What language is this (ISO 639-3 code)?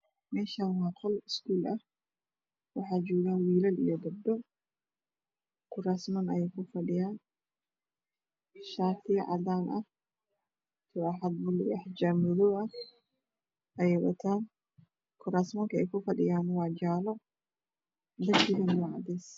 som